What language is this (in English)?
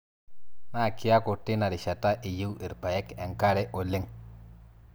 Masai